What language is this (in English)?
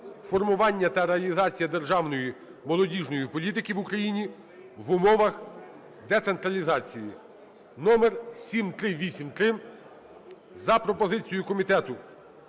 Ukrainian